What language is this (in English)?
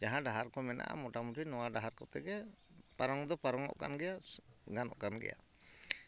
Santali